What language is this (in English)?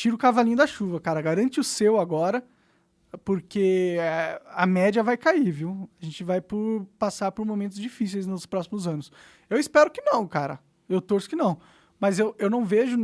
Portuguese